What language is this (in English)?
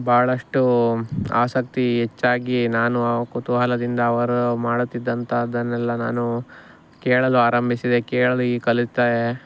Kannada